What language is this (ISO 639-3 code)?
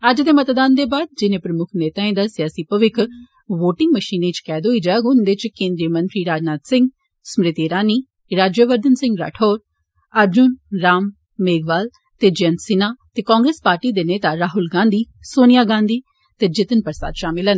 doi